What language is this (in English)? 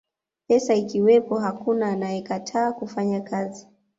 Swahili